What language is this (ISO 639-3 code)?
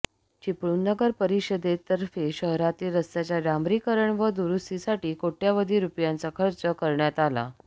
mar